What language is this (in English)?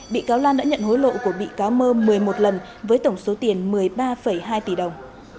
Vietnamese